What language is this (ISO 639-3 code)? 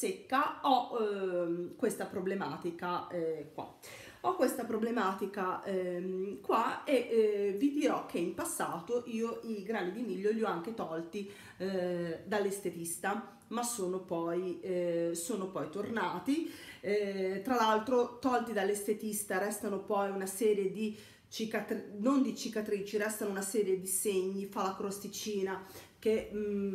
ita